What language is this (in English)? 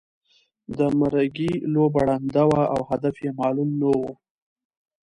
Pashto